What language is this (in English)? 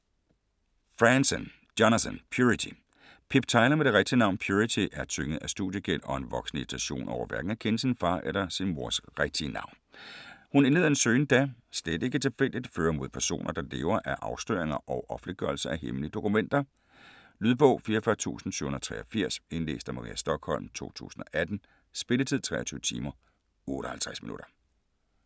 Danish